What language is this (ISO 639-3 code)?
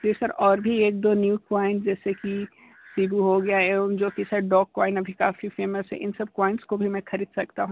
hin